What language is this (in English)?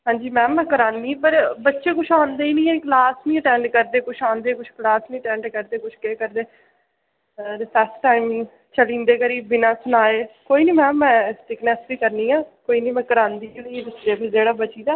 Dogri